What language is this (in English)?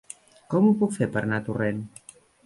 Catalan